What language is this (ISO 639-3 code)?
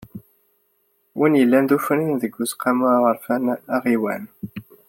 kab